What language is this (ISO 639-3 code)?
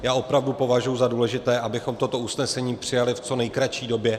ces